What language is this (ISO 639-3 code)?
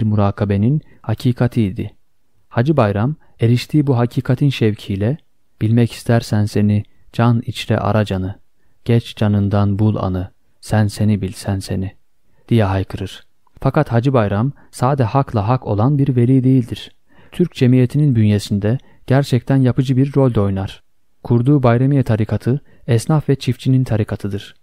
tur